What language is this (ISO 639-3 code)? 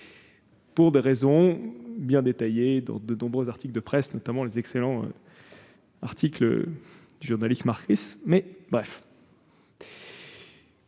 fra